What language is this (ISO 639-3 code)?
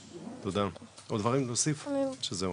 heb